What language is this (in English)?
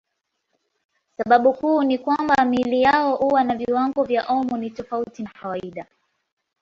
Swahili